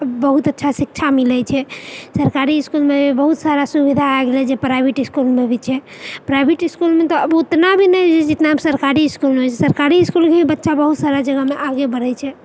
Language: Maithili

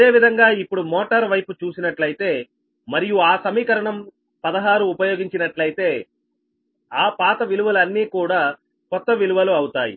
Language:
Telugu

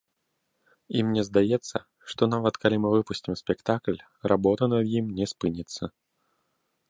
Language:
Belarusian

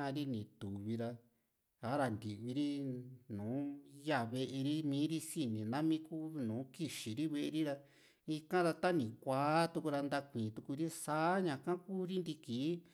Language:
Juxtlahuaca Mixtec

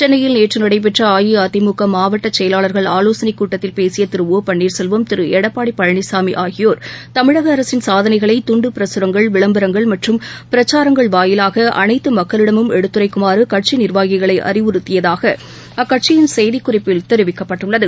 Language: Tamil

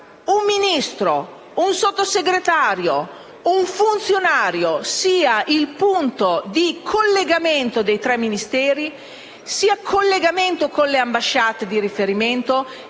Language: Italian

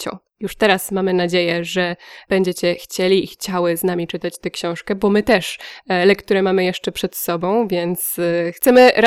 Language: Polish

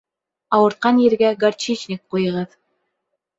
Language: Bashkir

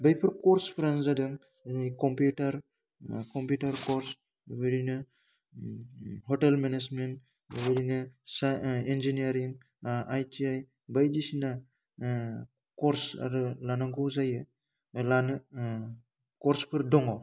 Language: Bodo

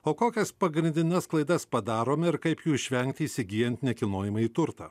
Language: Lithuanian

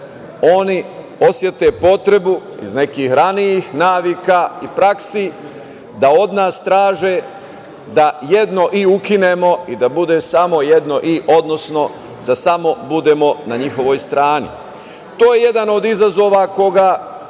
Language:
Serbian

